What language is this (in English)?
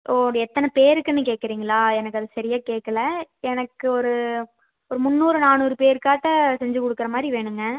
Tamil